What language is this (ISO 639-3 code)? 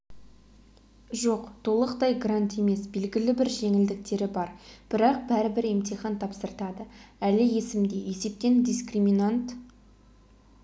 kaz